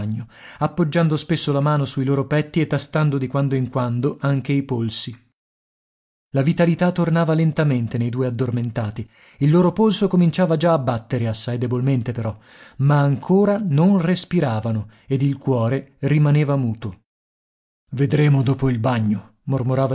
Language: Italian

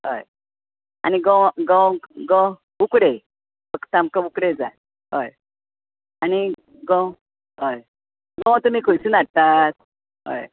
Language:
Konkani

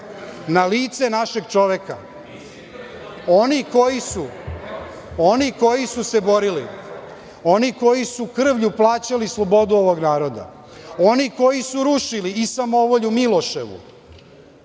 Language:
Serbian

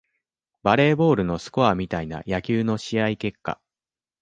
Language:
Japanese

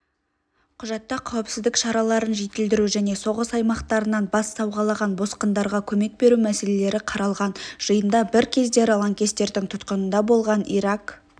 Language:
Kazakh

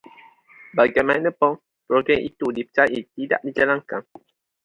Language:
Malay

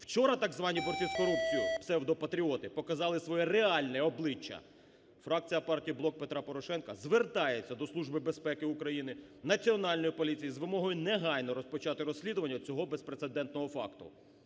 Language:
Ukrainian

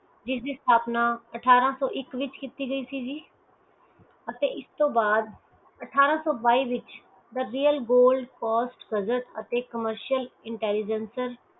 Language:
Punjabi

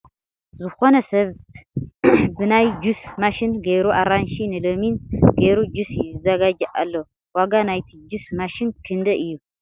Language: Tigrinya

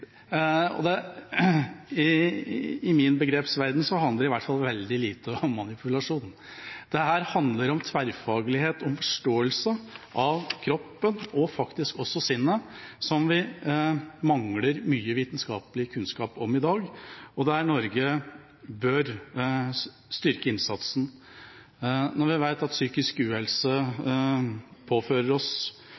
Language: Norwegian Bokmål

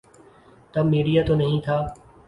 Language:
Urdu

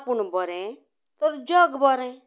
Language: Konkani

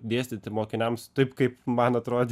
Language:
Lithuanian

